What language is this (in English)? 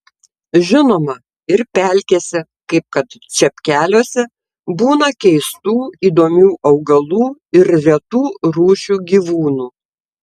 Lithuanian